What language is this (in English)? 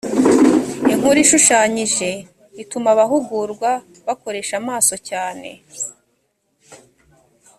Kinyarwanda